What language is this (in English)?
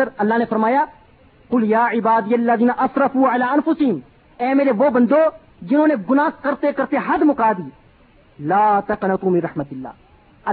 Urdu